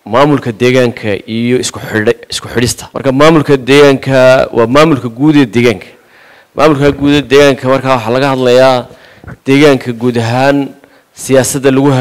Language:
Arabic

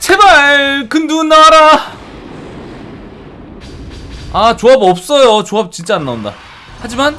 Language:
Korean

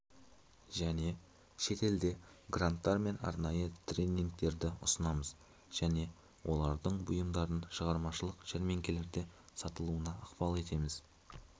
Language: Kazakh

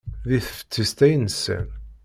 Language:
Kabyle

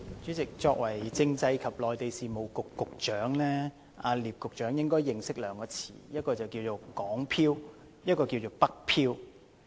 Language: Cantonese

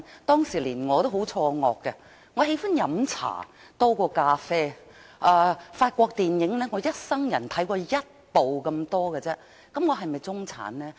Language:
Cantonese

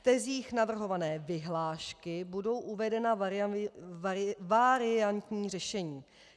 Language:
Czech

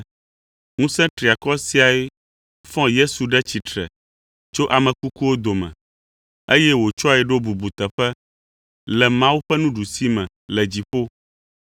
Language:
Ewe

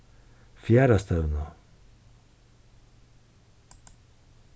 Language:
Faroese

